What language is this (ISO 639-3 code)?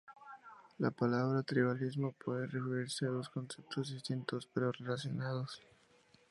spa